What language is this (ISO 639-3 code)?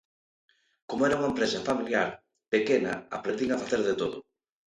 glg